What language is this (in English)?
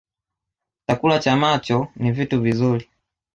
Swahili